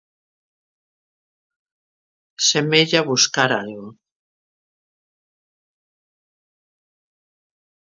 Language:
Galician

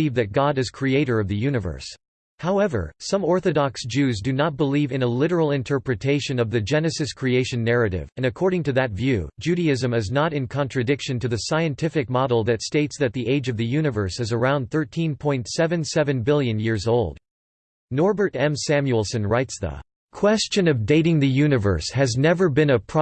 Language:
English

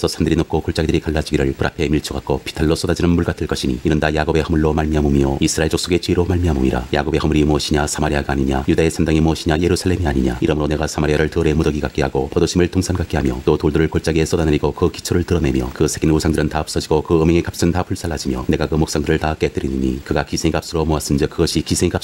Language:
Korean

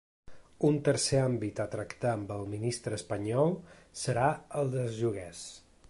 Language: Catalan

